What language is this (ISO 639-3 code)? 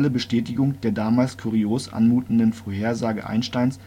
deu